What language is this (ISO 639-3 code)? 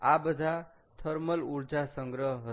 guj